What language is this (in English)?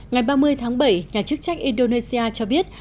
Vietnamese